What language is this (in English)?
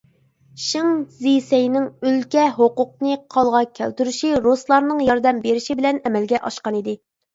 Uyghur